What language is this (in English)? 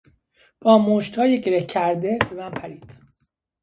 Persian